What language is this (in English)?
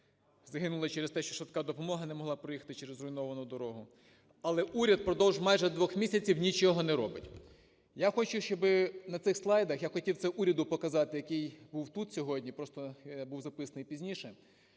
Ukrainian